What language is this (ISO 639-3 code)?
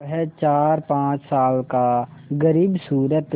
hin